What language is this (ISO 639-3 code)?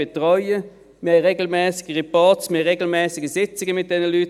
gsw